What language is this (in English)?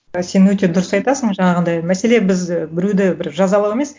Kazakh